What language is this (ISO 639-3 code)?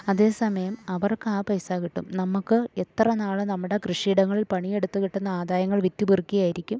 mal